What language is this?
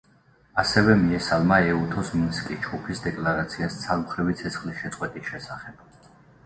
Georgian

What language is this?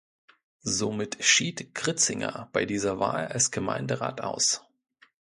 German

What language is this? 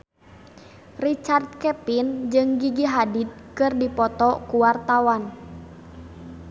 Sundanese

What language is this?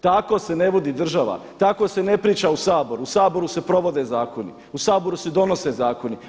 Croatian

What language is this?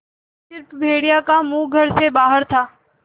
Hindi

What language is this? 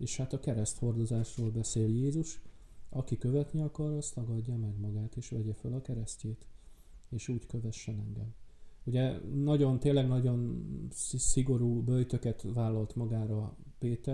Hungarian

